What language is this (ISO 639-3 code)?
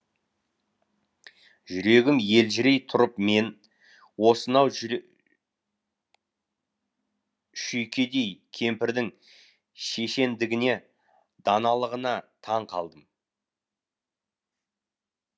kaz